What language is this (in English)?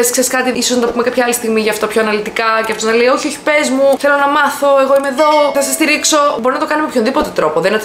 Greek